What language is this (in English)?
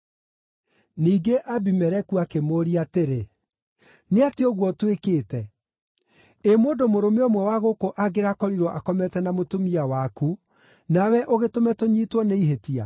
Kikuyu